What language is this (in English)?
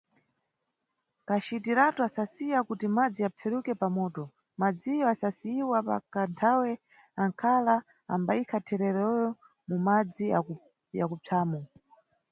Nyungwe